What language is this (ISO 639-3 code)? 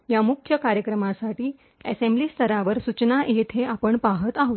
mar